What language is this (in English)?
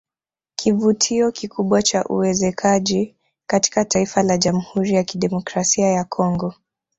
Swahili